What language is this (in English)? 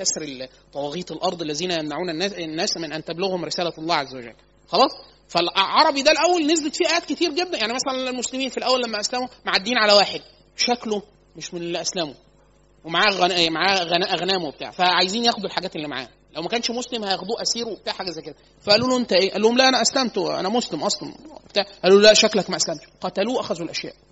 Arabic